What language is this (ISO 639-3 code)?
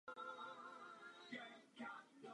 ces